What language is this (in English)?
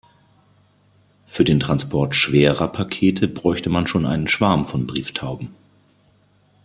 German